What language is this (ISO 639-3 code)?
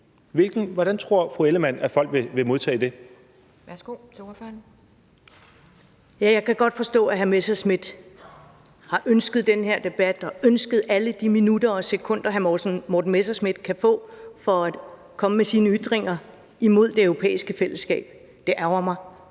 dan